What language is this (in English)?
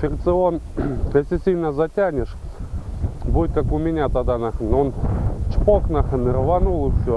Russian